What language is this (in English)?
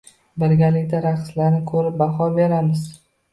Uzbek